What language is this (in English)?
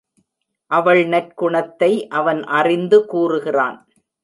Tamil